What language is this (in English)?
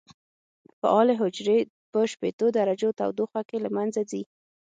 Pashto